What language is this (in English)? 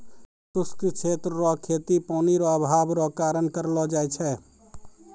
Maithili